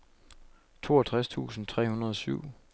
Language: Danish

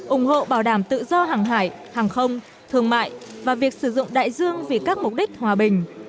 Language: Vietnamese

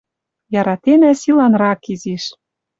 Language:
Western Mari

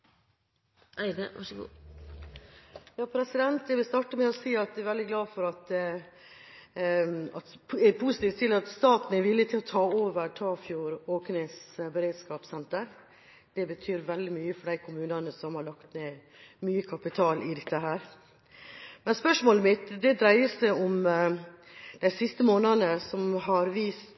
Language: Norwegian Bokmål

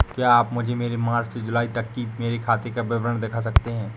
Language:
Hindi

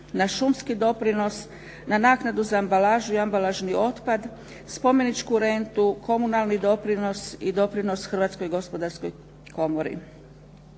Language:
Croatian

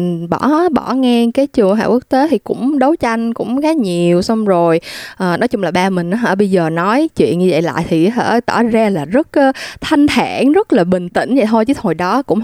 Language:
Vietnamese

